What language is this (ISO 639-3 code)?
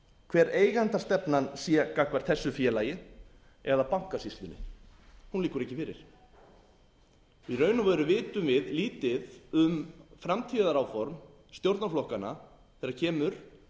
isl